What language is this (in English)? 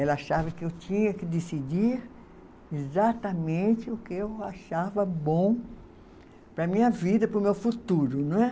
Portuguese